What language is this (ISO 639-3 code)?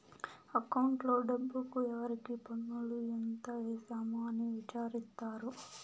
tel